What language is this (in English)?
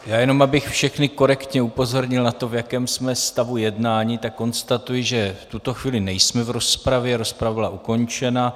Czech